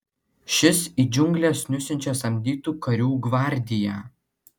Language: Lithuanian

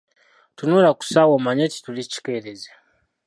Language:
Ganda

